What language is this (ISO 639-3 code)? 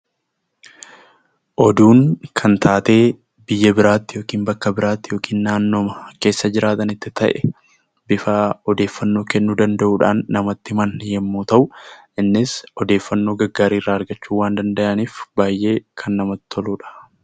orm